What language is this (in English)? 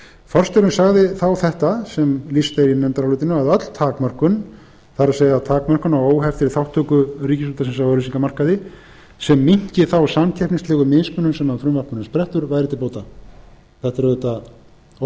Icelandic